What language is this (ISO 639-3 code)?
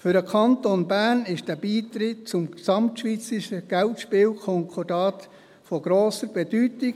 gsw